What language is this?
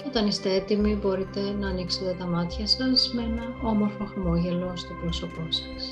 Greek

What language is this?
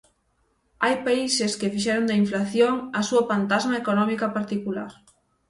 Galician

